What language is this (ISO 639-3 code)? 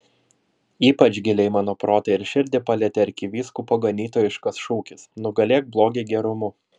lit